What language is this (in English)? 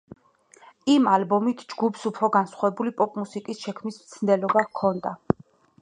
Georgian